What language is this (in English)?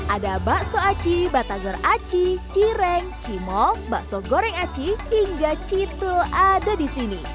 Indonesian